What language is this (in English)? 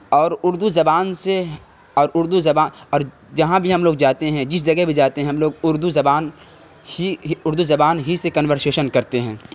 Urdu